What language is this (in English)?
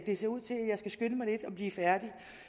Danish